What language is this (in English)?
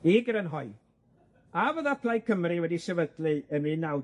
Welsh